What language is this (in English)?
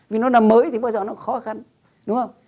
Vietnamese